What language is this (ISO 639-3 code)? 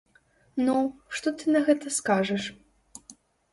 bel